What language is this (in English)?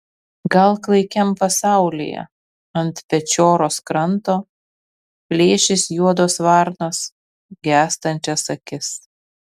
Lithuanian